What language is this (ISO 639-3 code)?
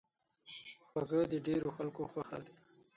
pus